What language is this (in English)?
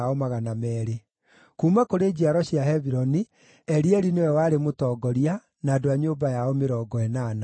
Kikuyu